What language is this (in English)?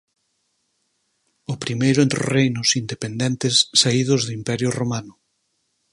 Galician